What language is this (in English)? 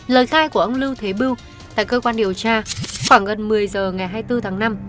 Vietnamese